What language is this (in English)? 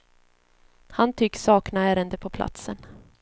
Swedish